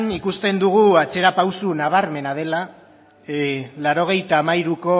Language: Basque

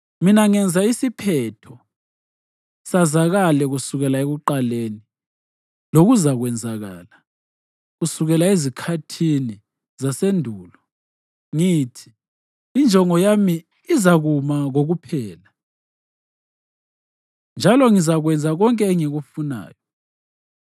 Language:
North Ndebele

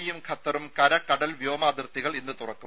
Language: Malayalam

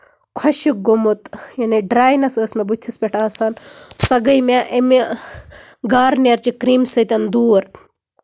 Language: Kashmiri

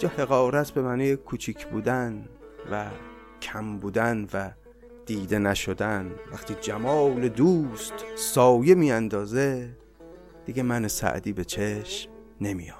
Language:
Persian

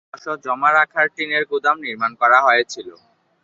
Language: Bangla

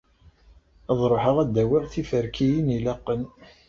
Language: Kabyle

